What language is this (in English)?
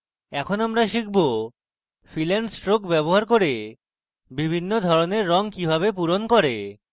Bangla